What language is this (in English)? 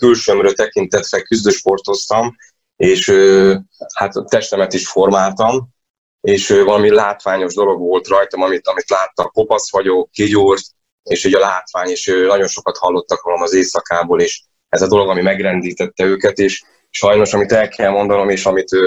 Hungarian